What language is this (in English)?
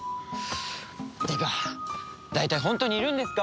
Japanese